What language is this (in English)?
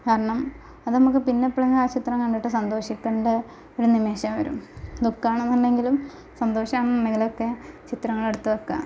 Malayalam